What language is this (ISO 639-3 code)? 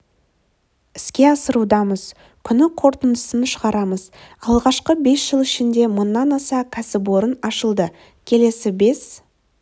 kaz